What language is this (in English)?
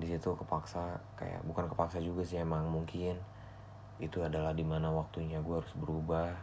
Indonesian